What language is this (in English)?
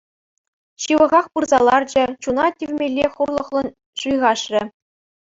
Chuvash